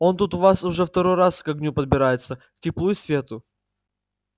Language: Russian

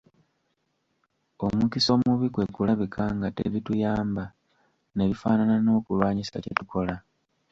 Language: Ganda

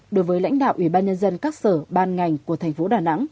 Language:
Vietnamese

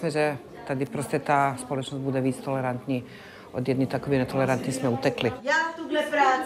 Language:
Czech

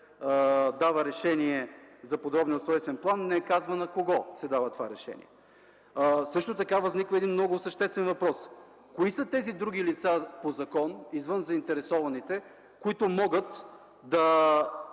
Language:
Bulgarian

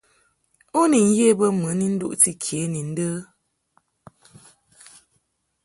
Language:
Mungaka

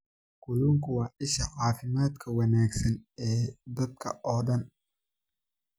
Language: Somali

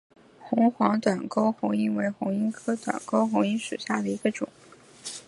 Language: Chinese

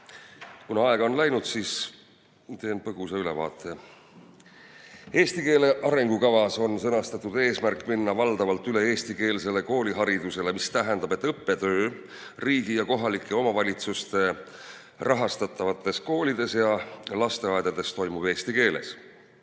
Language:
Estonian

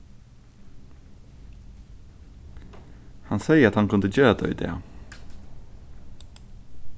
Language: Faroese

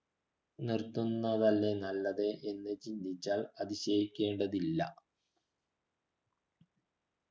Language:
Malayalam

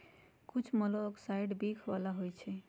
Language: Magahi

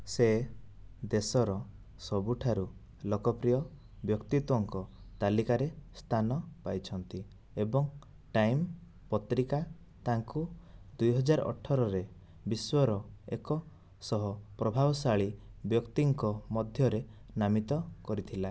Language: Odia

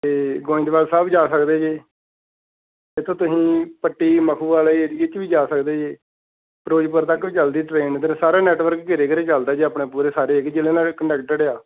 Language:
Punjabi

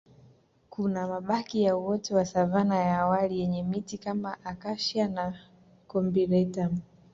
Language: Swahili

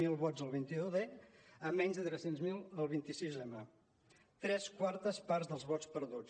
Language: Catalan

